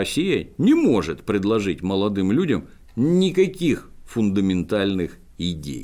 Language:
Russian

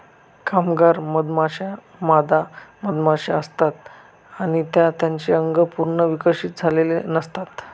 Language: Marathi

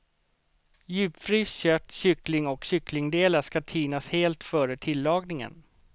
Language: Swedish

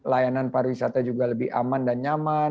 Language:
Indonesian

